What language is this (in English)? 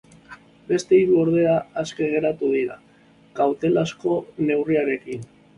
Basque